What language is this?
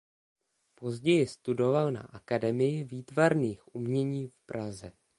Czech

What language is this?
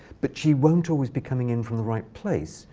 English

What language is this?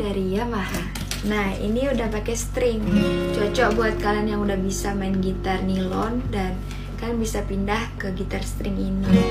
Indonesian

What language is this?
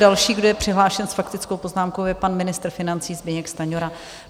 Czech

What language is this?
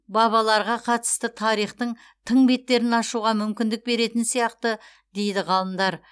Kazakh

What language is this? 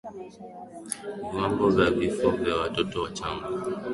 Swahili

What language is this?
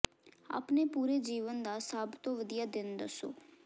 Punjabi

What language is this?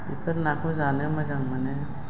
Bodo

